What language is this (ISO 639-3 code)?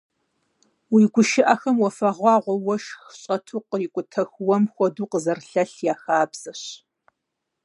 kbd